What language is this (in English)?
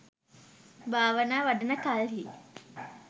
Sinhala